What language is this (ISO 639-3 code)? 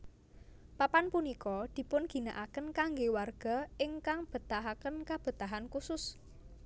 jav